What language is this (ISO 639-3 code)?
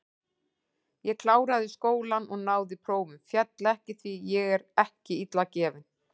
isl